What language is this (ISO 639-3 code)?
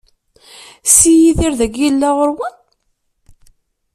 kab